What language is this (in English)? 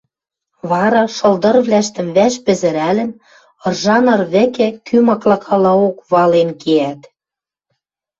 Western Mari